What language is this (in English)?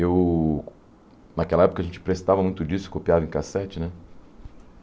Portuguese